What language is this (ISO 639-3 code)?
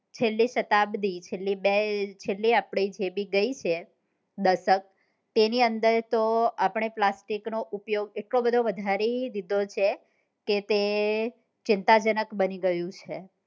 guj